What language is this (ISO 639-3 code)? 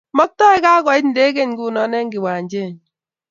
kln